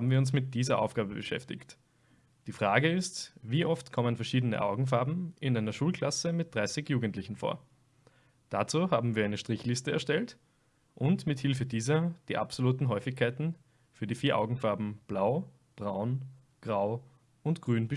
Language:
German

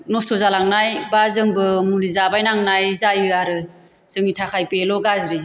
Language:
Bodo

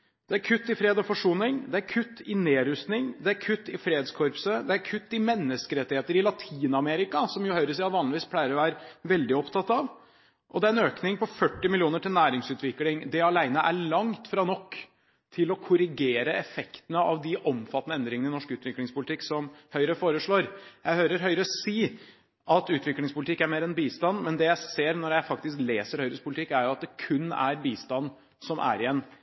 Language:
Norwegian Bokmål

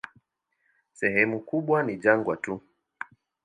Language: Swahili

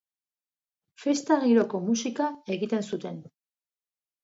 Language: Basque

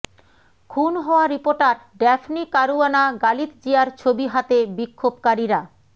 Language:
Bangla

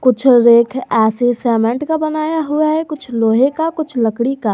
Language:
Hindi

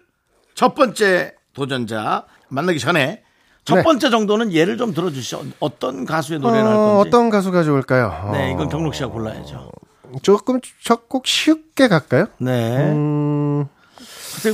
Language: Korean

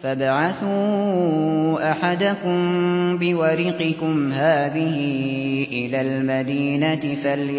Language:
Arabic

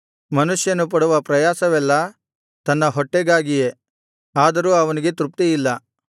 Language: Kannada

